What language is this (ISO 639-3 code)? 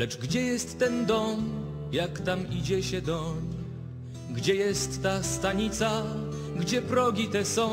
pol